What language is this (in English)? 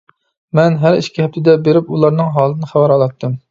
Uyghur